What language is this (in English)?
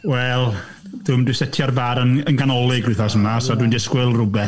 Welsh